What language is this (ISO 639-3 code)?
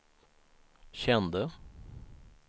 swe